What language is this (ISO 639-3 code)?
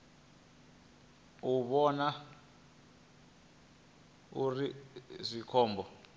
ven